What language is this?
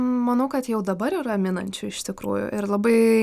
Lithuanian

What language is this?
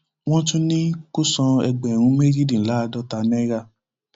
Yoruba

